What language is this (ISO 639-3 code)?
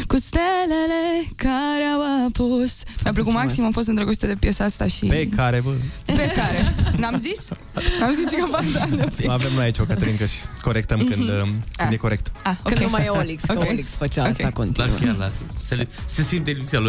ron